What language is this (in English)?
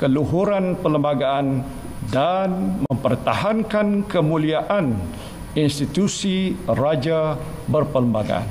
Malay